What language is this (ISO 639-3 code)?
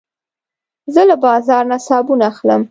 pus